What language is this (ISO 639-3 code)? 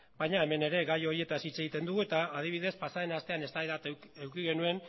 eus